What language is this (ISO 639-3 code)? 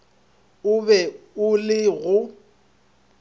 nso